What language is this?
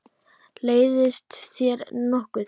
Icelandic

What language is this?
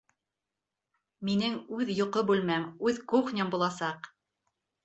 Bashkir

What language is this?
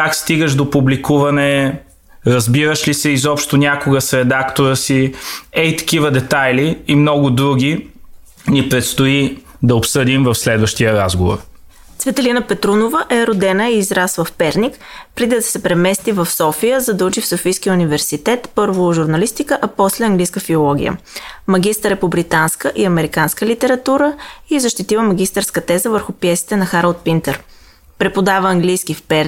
Bulgarian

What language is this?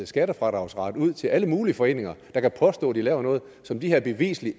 Danish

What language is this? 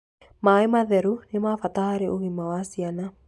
Kikuyu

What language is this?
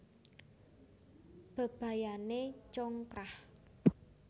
Javanese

